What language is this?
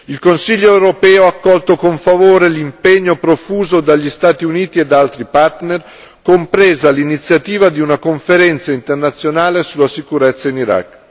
Italian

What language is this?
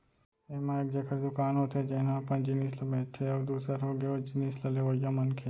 Chhattisgarhi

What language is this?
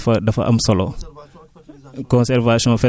Wolof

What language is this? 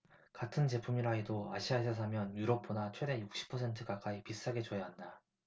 Korean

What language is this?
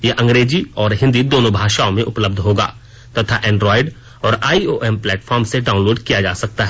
Hindi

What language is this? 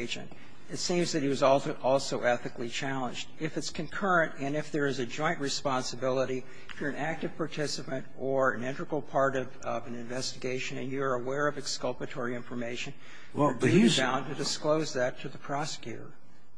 English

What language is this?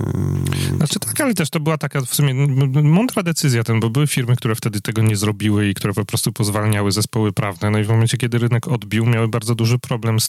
Polish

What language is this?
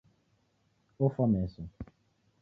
Taita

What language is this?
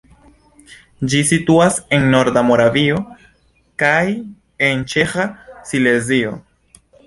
Esperanto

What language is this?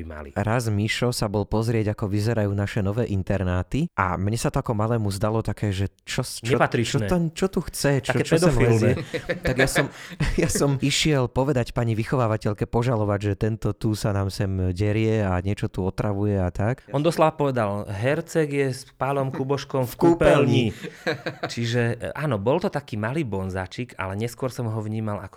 Slovak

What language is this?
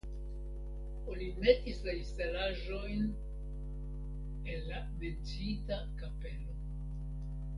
Esperanto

